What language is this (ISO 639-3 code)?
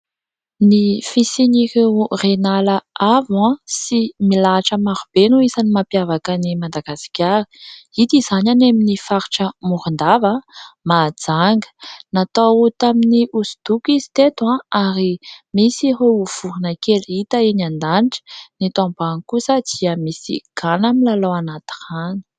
mlg